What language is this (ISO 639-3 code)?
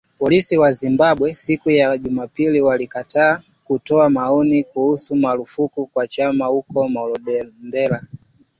swa